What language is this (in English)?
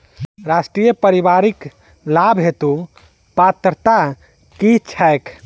Maithili